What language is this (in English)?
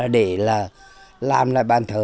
Vietnamese